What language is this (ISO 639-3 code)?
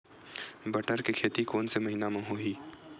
hne